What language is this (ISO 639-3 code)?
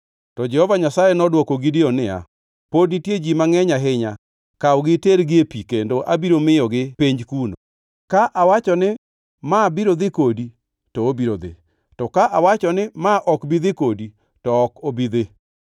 luo